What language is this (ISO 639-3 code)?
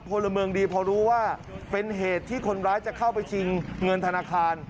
tha